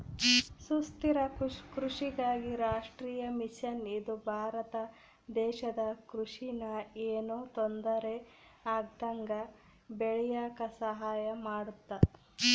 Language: Kannada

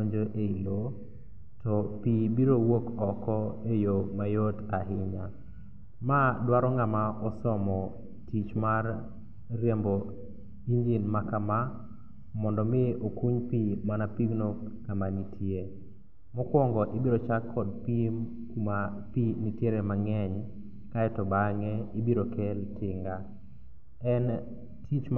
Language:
Luo (Kenya and Tanzania)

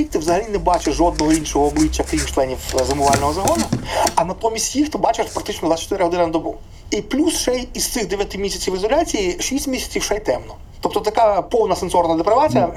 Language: Ukrainian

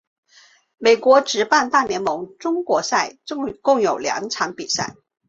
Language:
Chinese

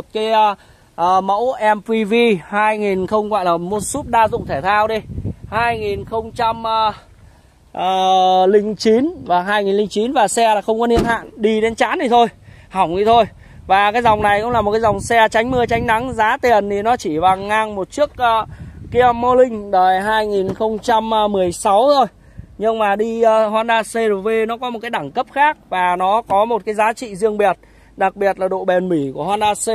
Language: Vietnamese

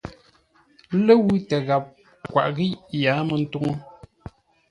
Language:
Ngombale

